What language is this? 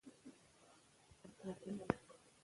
Pashto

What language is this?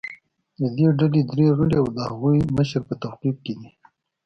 Pashto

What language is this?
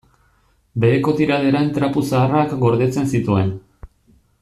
Basque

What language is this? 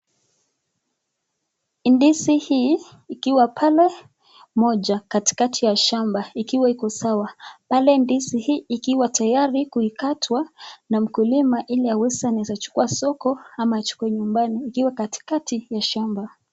Swahili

